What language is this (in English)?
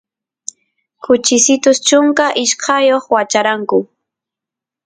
Santiago del Estero Quichua